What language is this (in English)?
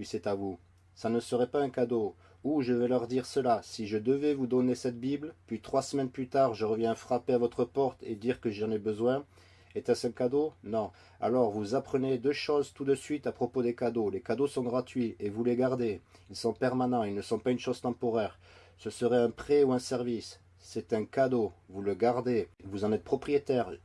French